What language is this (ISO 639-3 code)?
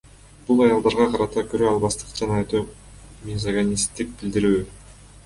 kir